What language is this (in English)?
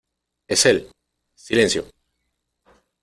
Spanish